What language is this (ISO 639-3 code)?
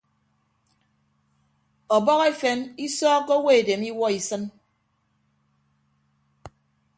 ibb